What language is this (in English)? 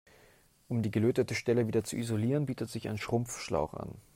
German